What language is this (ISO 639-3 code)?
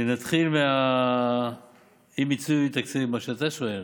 heb